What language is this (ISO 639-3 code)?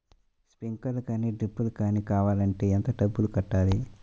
tel